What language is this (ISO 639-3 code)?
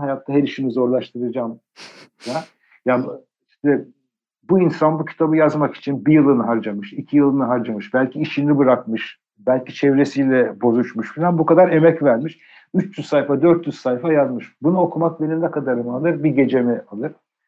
tur